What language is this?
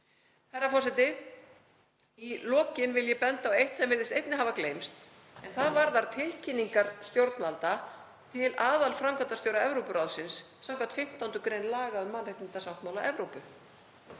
Icelandic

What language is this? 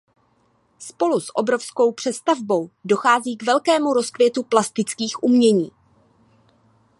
Czech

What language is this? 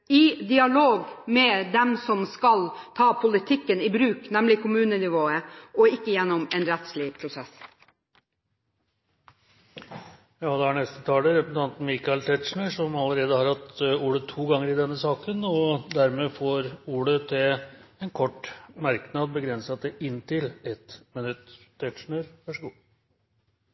Norwegian Bokmål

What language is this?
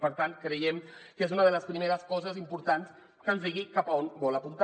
Catalan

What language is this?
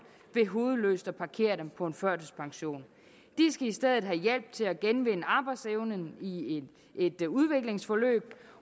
Danish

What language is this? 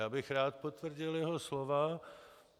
Czech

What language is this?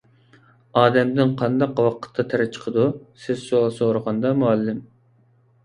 Uyghur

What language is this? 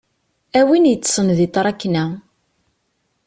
Kabyle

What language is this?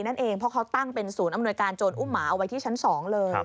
Thai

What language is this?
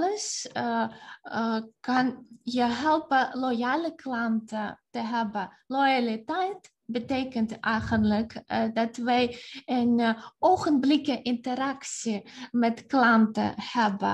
Dutch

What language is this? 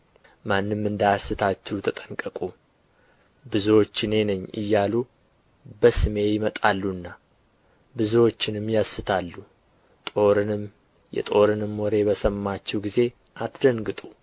Amharic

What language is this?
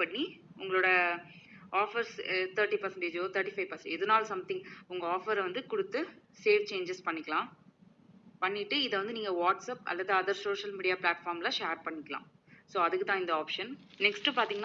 Tamil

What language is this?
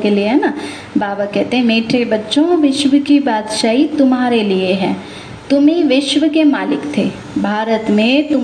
Hindi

